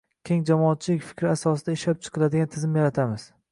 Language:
Uzbek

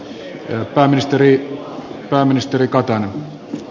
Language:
Finnish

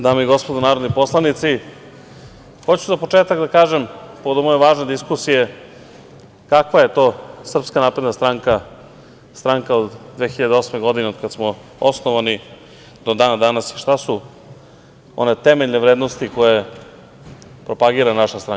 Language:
Serbian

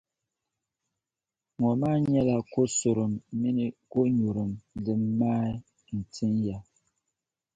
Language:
Dagbani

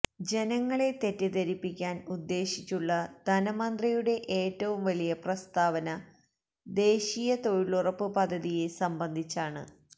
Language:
Malayalam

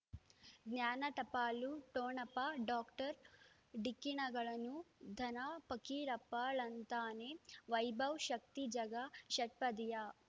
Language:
Kannada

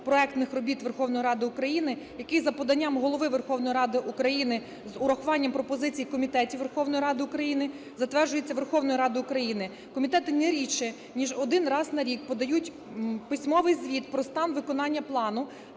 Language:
Ukrainian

